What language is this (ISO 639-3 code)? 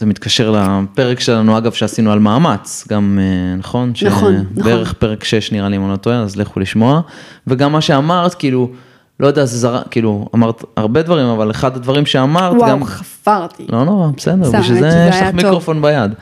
heb